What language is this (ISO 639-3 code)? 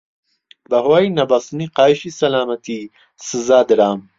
ckb